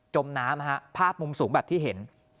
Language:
Thai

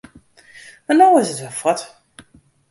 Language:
Western Frisian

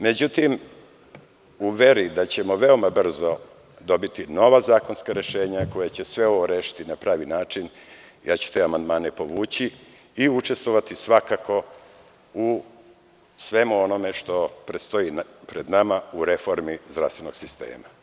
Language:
Serbian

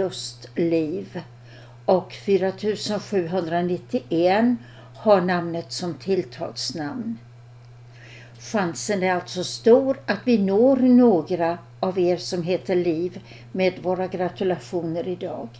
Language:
Swedish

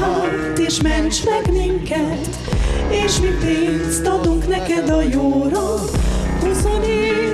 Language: Hungarian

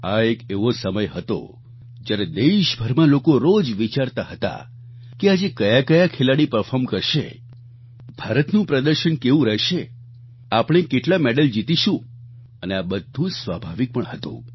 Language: Gujarati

